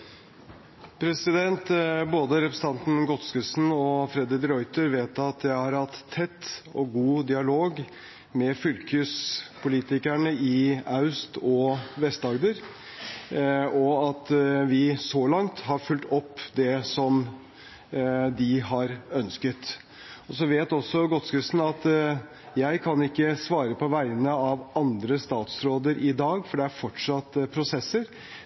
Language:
Norwegian Bokmål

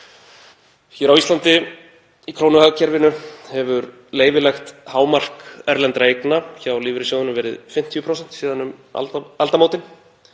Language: Icelandic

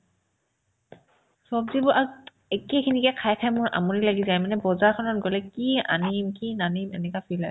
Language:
Assamese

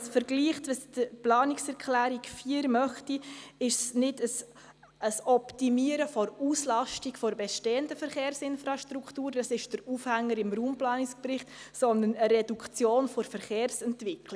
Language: Swiss German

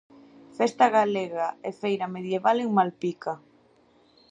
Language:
Galician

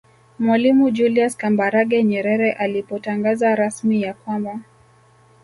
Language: Swahili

